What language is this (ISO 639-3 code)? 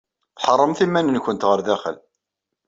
kab